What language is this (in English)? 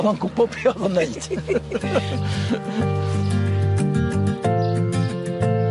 Welsh